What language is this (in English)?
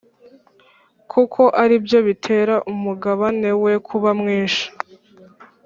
Kinyarwanda